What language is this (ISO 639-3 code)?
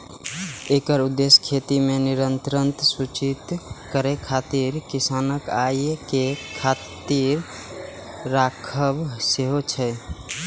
mai